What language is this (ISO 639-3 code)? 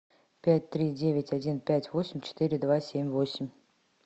rus